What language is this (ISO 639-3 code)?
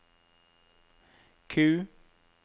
nor